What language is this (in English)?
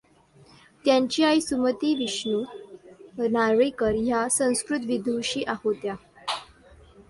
Marathi